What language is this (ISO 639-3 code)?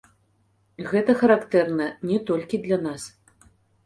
bel